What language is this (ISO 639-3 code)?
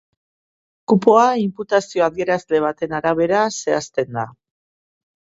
eus